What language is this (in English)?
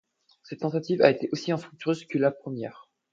French